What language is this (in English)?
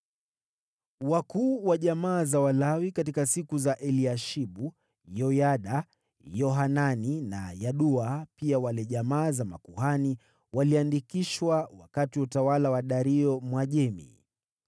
Swahili